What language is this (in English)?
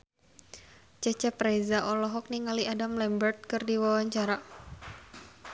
Sundanese